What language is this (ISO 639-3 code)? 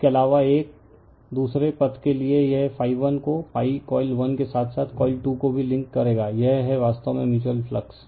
hin